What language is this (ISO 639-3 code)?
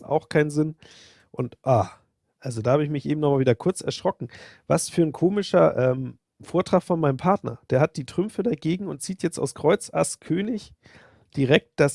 deu